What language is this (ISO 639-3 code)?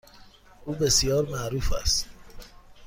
fas